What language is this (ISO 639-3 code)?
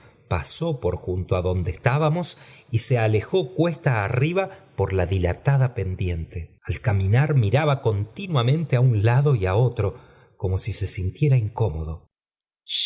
spa